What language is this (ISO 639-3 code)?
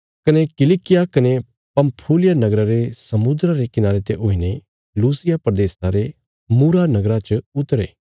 kfs